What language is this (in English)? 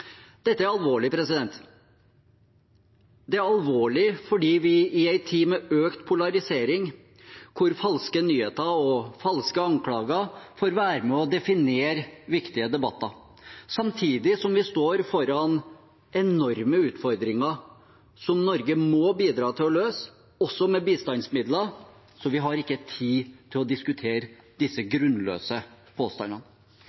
Norwegian Bokmål